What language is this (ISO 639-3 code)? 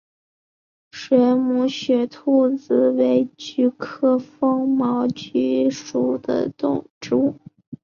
zho